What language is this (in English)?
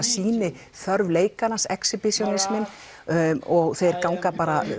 Icelandic